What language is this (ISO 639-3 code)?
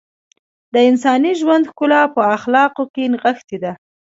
pus